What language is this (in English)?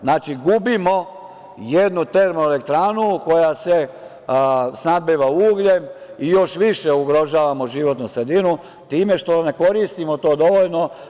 Serbian